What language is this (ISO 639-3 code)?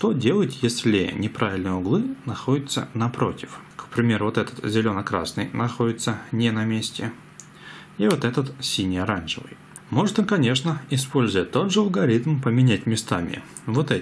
rus